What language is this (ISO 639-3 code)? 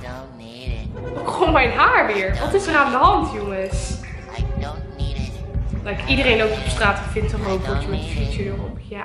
nld